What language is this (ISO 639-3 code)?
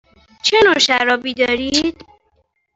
fas